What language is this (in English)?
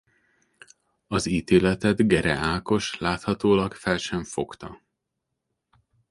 Hungarian